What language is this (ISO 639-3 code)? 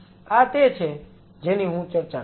guj